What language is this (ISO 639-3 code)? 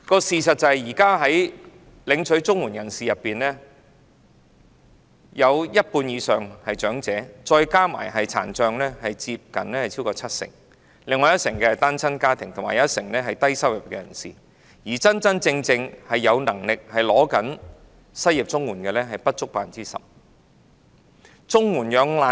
yue